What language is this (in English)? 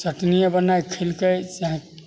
Maithili